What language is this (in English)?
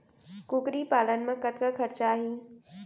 Chhattisgarhi